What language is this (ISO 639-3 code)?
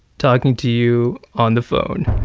eng